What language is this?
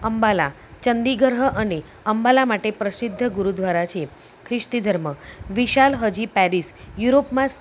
Gujarati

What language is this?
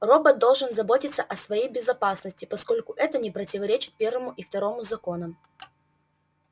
Russian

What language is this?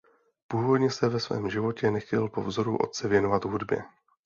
Czech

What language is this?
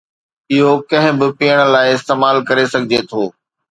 Sindhi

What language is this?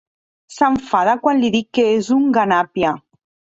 Catalan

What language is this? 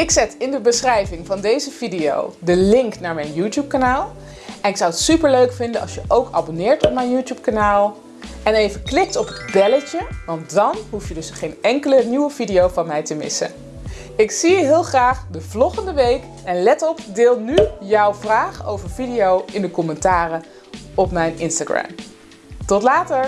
Dutch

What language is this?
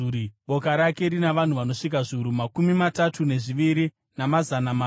Shona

